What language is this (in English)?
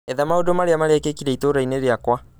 Kikuyu